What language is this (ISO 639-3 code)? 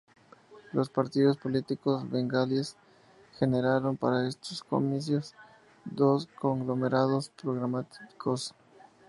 spa